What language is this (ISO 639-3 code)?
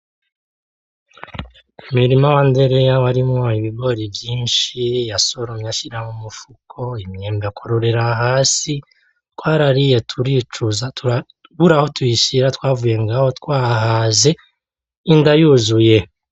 run